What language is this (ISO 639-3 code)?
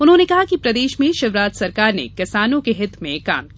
hin